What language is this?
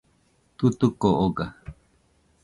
Nüpode Huitoto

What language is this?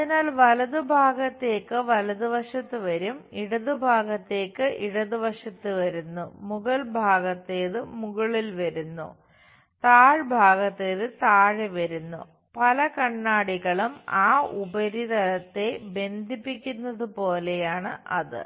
Malayalam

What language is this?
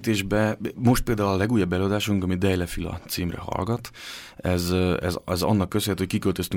Hungarian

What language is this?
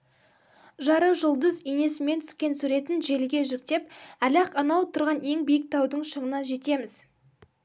Kazakh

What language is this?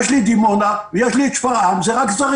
Hebrew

